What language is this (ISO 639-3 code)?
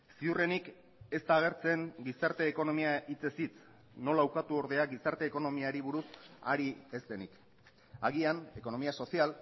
eus